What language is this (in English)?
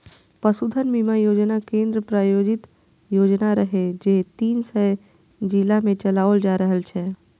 Maithili